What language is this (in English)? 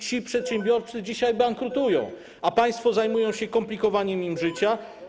Polish